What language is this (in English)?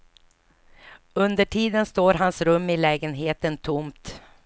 Swedish